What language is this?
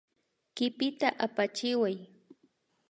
Imbabura Highland Quichua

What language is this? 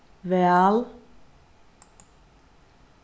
Faroese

